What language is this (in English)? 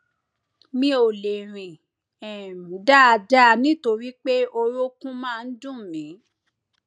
Yoruba